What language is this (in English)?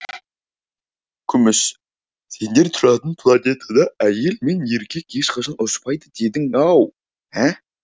Kazakh